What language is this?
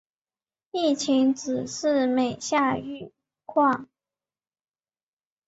Chinese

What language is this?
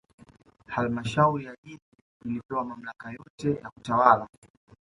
Swahili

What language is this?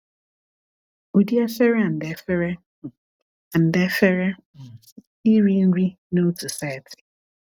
Igbo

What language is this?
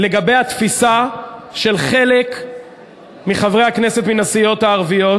Hebrew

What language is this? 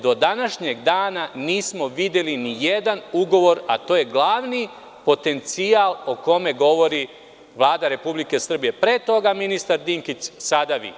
Serbian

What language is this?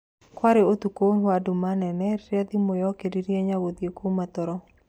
Kikuyu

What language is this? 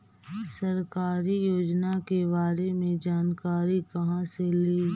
Magahi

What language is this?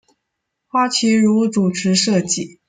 Chinese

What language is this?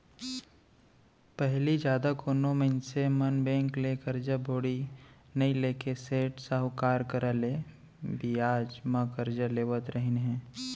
Chhattisgarhi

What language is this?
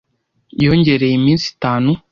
Kinyarwanda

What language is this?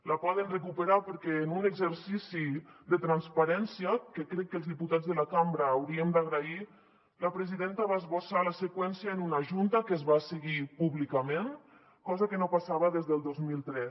Catalan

